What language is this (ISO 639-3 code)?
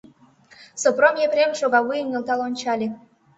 chm